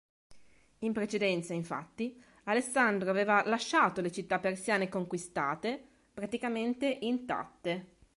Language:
Italian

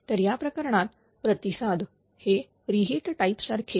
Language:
Marathi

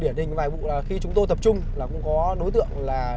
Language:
Vietnamese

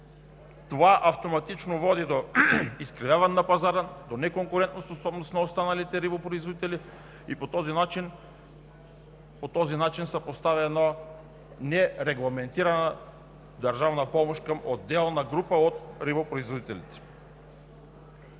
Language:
Bulgarian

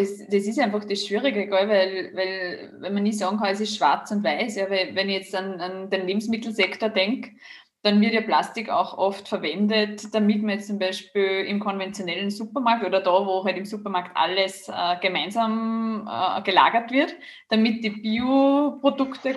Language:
German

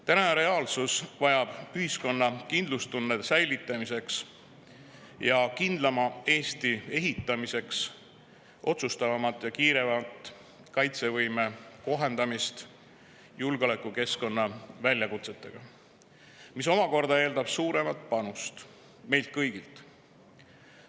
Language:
Estonian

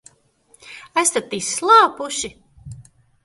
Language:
Latvian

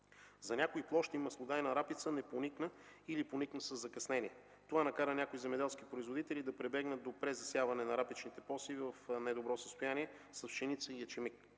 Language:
Bulgarian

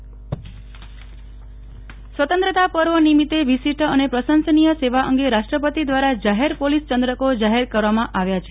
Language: Gujarati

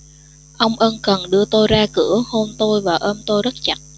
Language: Vietnamese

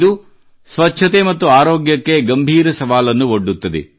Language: Kannada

